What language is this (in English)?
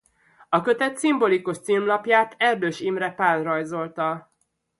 Hungarian